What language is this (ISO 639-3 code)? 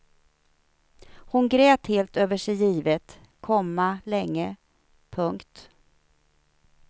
swe